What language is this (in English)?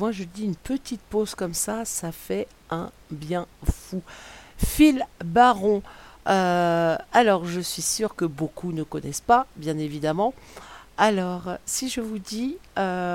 French